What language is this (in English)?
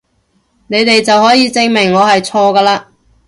Cantonese